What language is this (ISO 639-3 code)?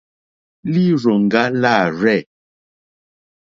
bri